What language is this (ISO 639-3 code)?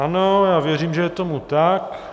ces